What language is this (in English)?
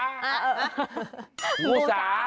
Thai